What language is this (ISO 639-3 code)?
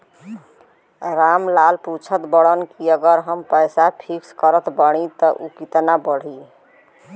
bho